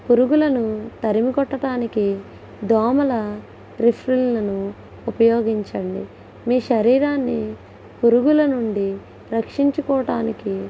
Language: Telugu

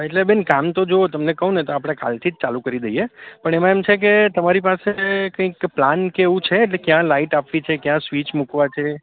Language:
Gujarati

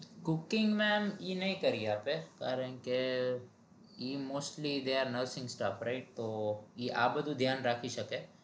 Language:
Gujarati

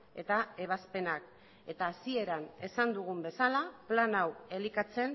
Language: Basque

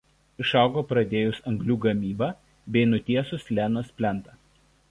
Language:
Lithuanian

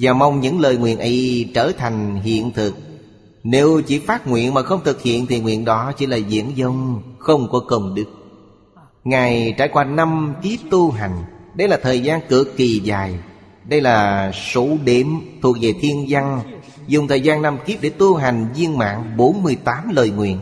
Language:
Vietnamese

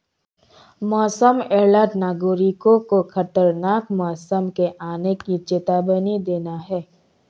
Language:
Hindi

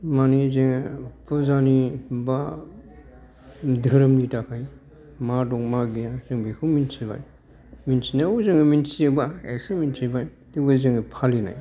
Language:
Bodo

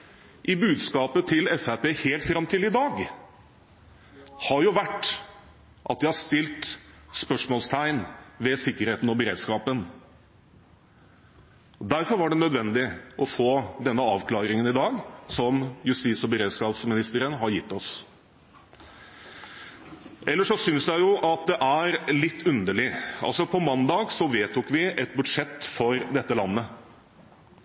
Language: Norwegian Bokmål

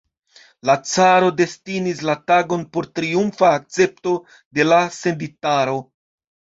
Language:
Esperanto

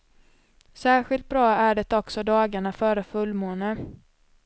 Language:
Swedish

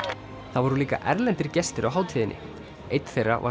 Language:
Icelandic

